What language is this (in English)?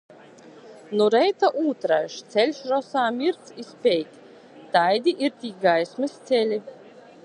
Latgalian